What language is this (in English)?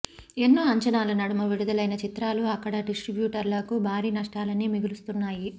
Telugu